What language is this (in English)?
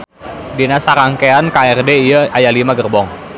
Sundanese